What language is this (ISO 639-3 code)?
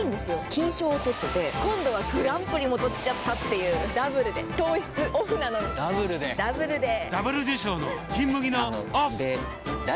jpn